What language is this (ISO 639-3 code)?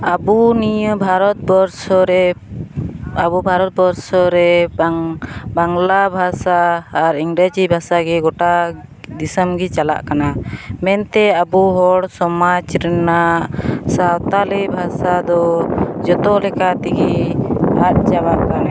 sat